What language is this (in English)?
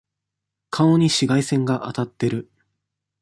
Japanese